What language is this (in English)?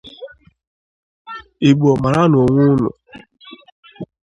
Igbo